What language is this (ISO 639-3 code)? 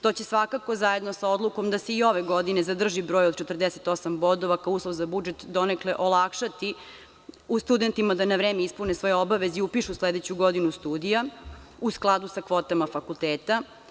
srp